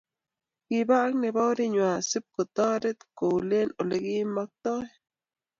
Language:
Kalenjin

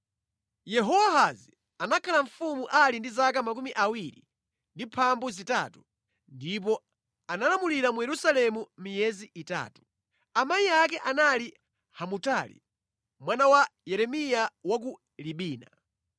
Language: Nyanja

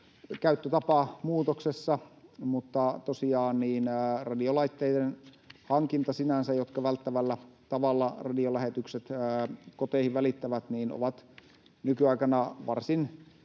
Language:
Finnish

